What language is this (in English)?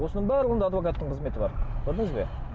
Kazakh